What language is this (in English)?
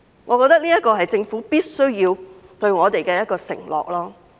Cantonese